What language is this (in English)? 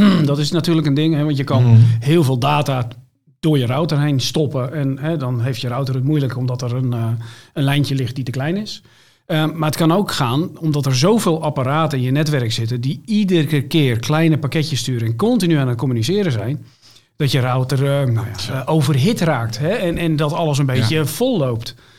Dutch